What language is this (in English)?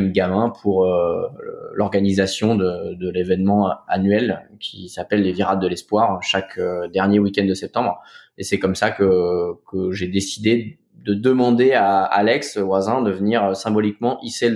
French